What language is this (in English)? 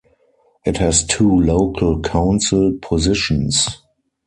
English